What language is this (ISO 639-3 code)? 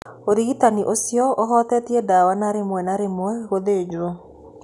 kik